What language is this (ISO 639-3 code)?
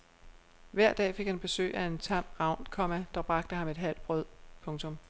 dan